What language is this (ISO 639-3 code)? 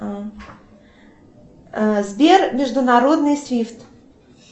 rus